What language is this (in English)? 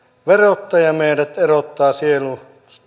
Finnish